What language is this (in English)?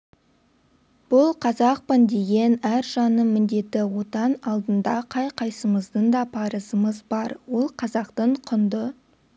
Kazakh